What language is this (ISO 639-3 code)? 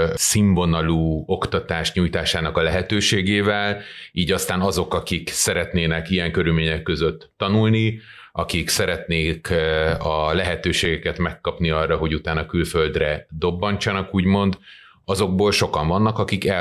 hun